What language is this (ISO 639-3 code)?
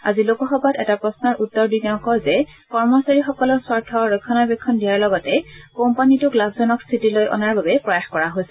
asm